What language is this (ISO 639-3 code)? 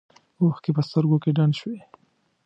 pus